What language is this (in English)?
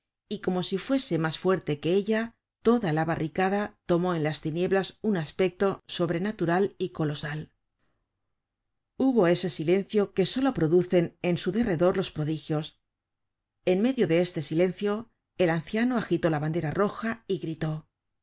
Spanish